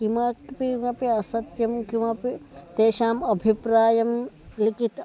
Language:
Sanskrit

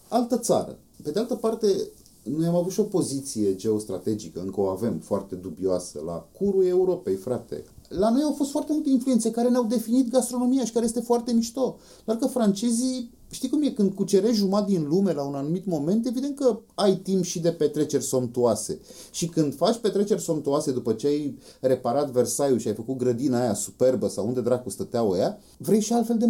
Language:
Romanian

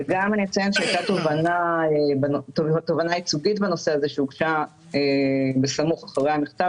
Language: Hebrew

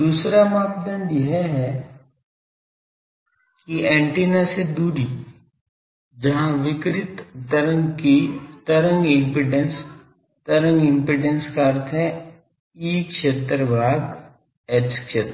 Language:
Hindi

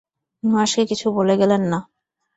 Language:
Bangla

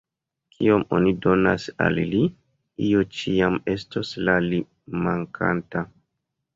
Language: Esperanto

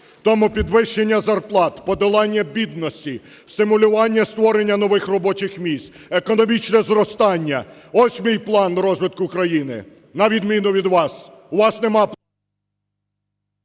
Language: Ukrainian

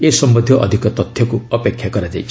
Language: Odia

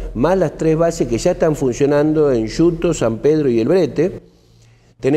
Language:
Spanish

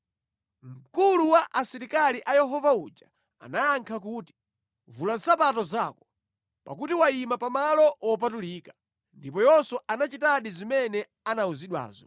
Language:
Nyanja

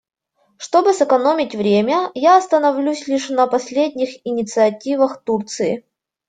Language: Russian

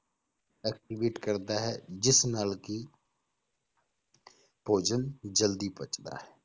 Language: Punjabi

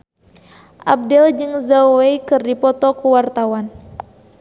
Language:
Sundanese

